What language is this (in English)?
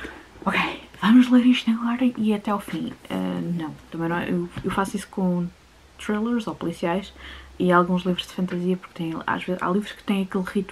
Portuguese